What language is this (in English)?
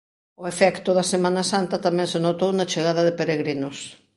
Galician